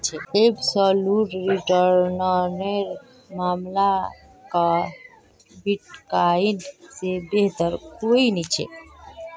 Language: Magahi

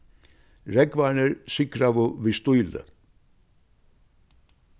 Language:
Faroese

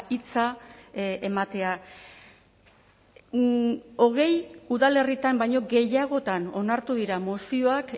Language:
Basque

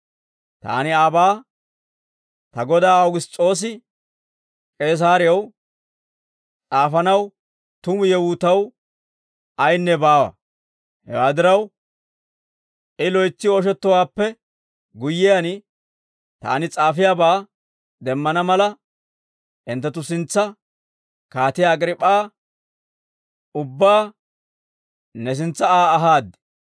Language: Dawro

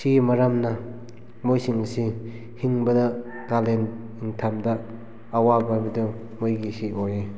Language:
Manipuri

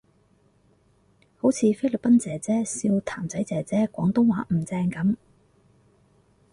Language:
Cantonese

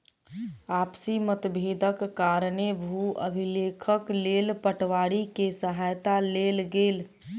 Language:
Maithili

